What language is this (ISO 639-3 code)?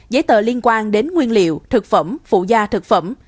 vie